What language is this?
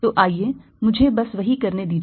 Hindi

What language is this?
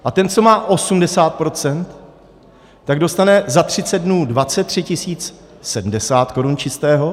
Czech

